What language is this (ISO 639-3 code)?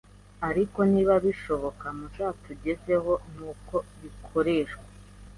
kin